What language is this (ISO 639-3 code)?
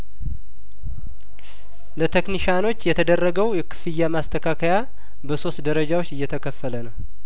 amh